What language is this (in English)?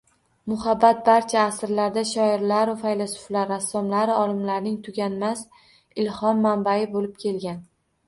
Uzbek